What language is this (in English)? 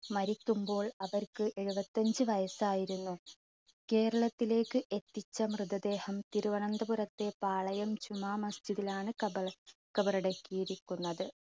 Malayalam